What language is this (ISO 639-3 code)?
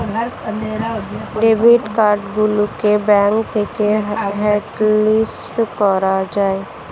ben